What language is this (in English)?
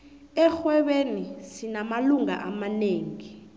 South Ndebele